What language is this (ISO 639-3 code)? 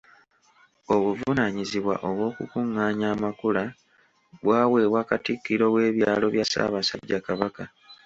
lug